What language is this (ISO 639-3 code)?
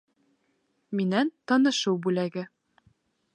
bak